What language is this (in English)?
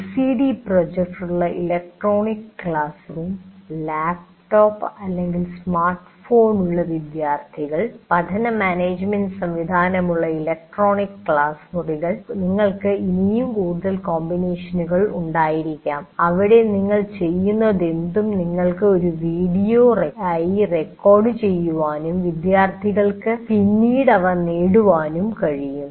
Malayalam